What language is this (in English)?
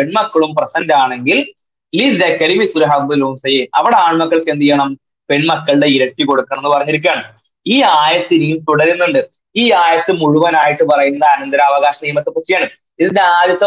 Malayalam